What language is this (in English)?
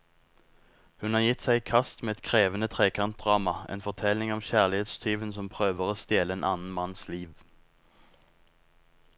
Norwegian